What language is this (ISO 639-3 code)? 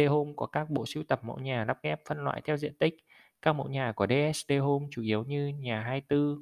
vie